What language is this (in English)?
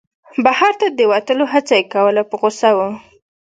Pashto